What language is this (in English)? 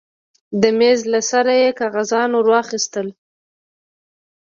Pashto